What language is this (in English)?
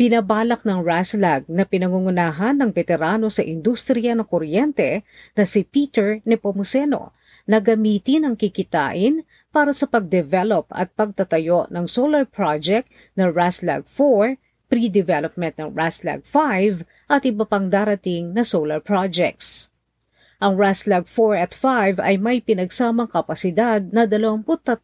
Filipino